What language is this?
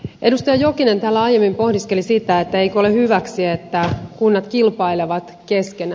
Finnish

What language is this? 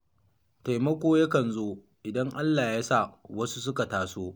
Hausa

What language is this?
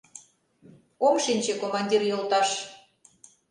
Mari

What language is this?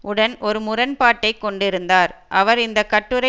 Tamil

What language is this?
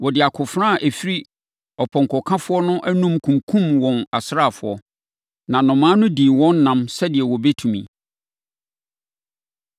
Akan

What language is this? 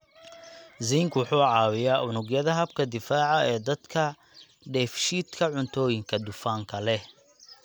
Somali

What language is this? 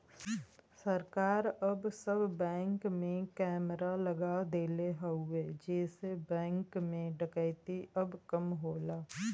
Bhojpuri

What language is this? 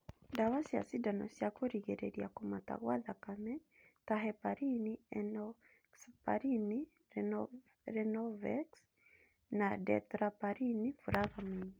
Kikuyu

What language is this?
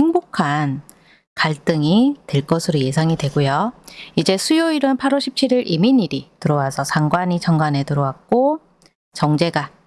Korean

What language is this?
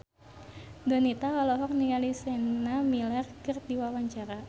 Sundanese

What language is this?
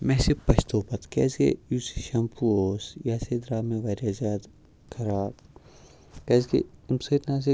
Kashmiri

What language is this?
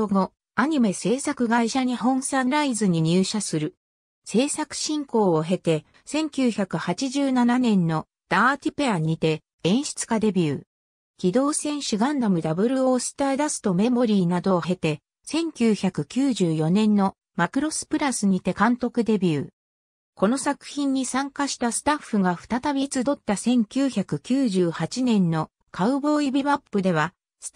Japanese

